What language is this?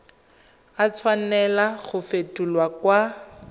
Tswana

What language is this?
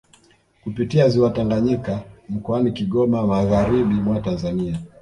Swahili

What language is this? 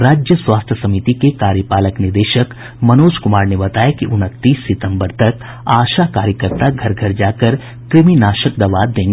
Hindi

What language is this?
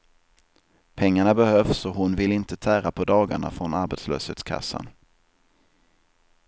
Swedish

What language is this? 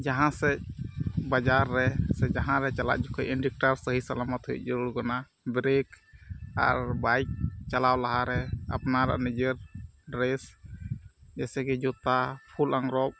Santali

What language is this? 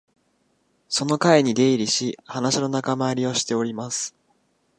Japanese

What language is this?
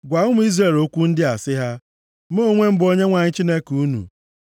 Igbo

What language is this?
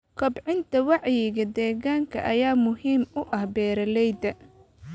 Somali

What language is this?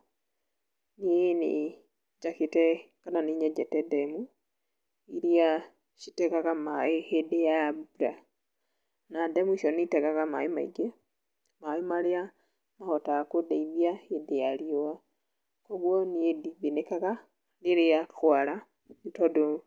Kikuyu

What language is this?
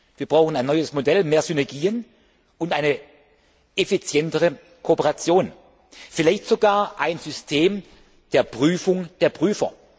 German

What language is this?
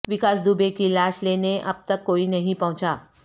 Urdu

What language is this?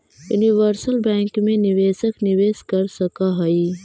Magahi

